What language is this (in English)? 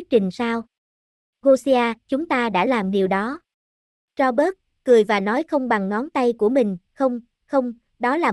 Vietnamese